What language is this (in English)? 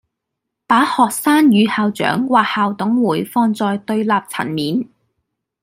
Cantonese